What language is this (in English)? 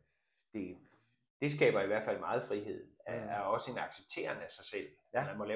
Danish